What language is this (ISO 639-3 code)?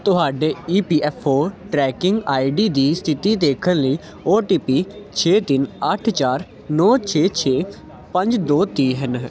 pan